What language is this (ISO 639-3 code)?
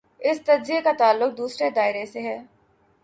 urd